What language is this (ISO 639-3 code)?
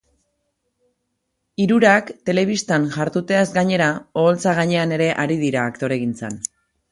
eus